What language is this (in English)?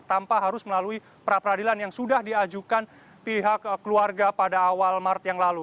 Indonesian